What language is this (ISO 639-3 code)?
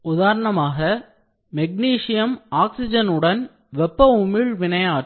tam